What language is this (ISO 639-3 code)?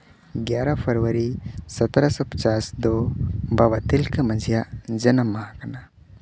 sat